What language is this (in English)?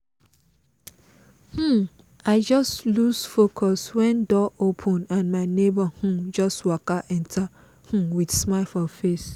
Nigerian Pidgin